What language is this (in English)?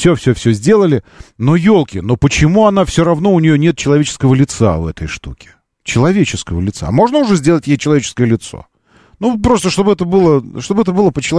Russian